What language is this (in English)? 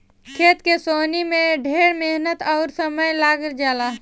Bhojpuri